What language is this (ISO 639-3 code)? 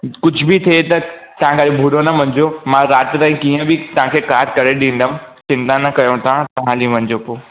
snd